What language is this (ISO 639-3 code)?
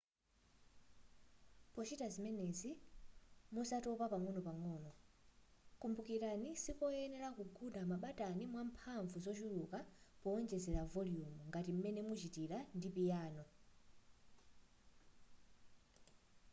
nya